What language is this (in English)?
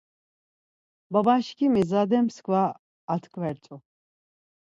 Laz